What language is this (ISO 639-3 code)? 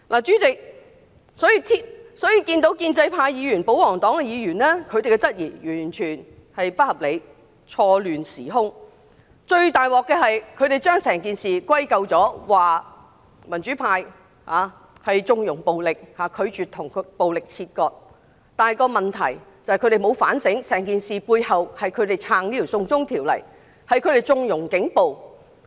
yue